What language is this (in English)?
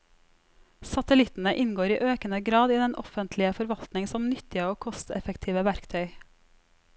Norwegian